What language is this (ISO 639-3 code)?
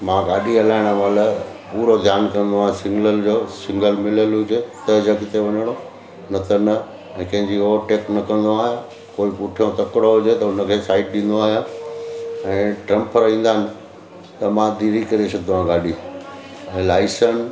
snd